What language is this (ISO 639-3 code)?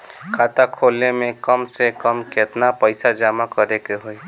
bho